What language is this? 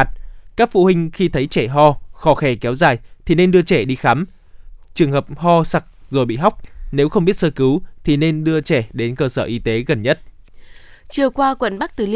Vietnamese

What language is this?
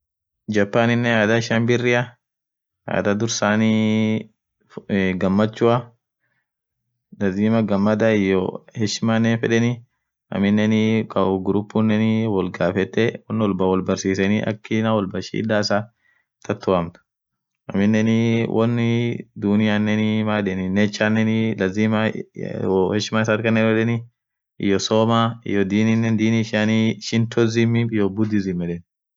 Orma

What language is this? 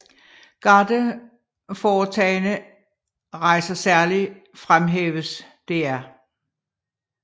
Danish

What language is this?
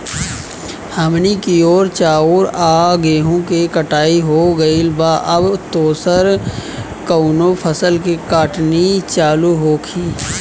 Bhojpuri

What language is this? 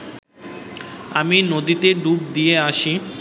Bangla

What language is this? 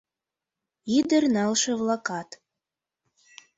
Mari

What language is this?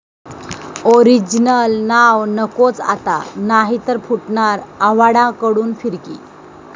Marathi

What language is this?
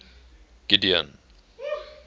English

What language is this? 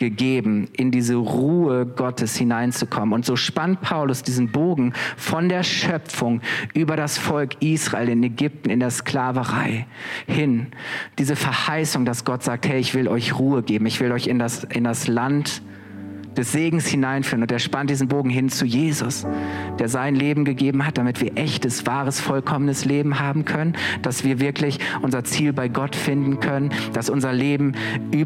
German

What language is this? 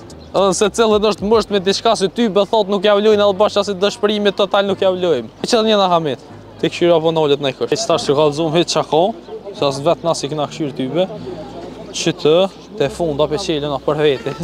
Romanian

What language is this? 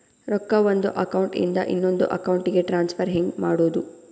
Kannada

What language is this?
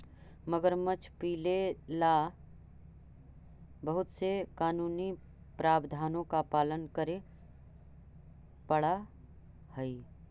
Magahi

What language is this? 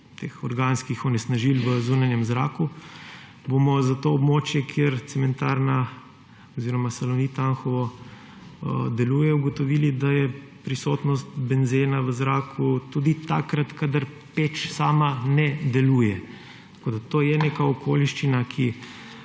Slovenian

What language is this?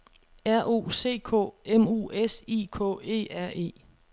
Danish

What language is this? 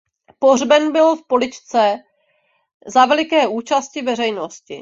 Czech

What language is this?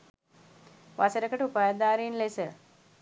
Sinhala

